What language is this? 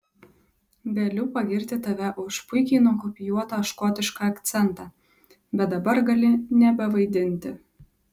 Lithuanian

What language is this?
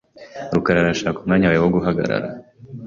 Kinyarwanda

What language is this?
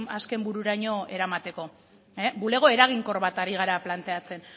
Basque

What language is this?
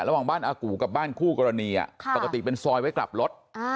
Thai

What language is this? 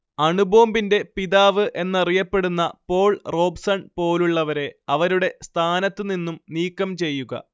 Malayalam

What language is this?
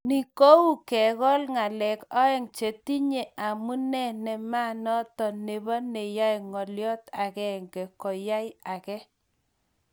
Kalenjin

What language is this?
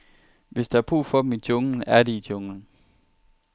Danish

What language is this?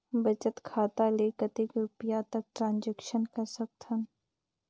Chhattisgarhi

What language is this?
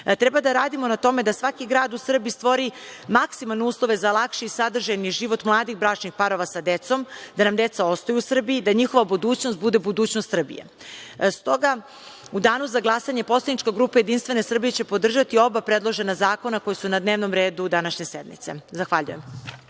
Serbian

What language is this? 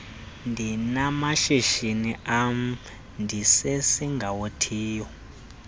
Xhosa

